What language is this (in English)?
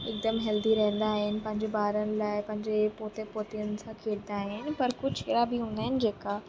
Sindhi